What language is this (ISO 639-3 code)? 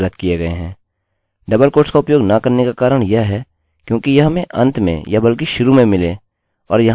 hin